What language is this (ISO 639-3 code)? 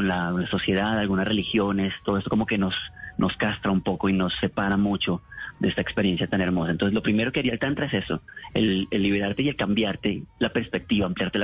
spa